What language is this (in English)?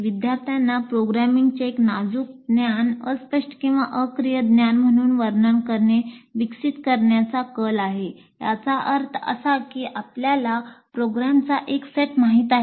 Marathi